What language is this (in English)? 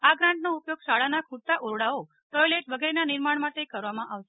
Gujarati